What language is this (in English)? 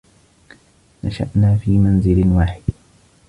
Arabic